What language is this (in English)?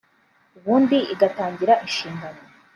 Kinyarwanda